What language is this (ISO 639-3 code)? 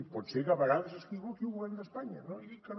cat